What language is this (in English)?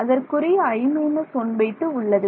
Tamil